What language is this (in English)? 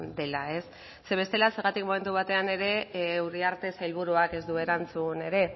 Basque